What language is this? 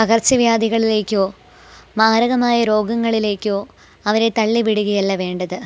Malayalam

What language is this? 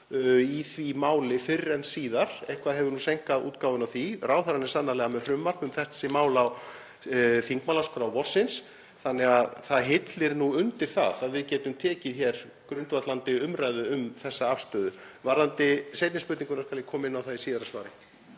Icelandic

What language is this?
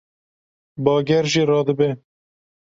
Kurdish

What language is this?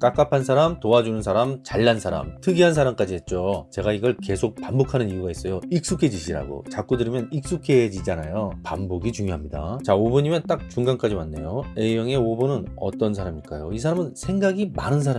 Korean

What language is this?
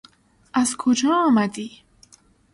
Persian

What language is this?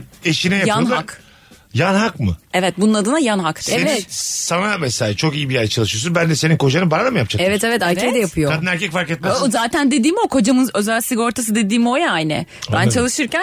Turkish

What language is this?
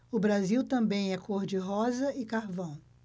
Portuguese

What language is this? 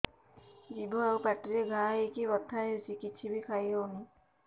Odia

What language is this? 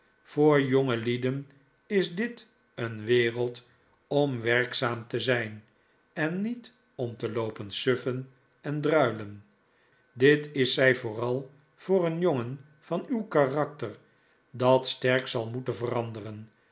Dutch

